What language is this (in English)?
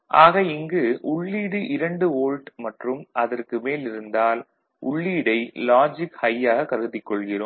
Tamil